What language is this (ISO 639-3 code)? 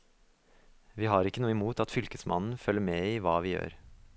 nor